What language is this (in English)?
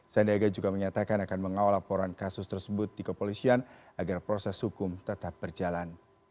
Indonesian